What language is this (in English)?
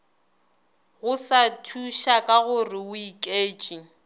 Northern Sotho